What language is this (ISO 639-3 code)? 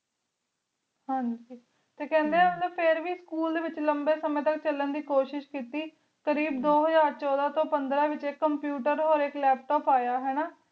pan